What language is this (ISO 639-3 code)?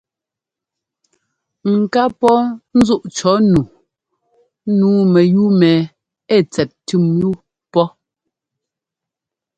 jgo